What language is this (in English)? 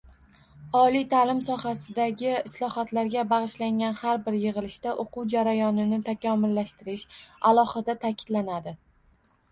Uzbek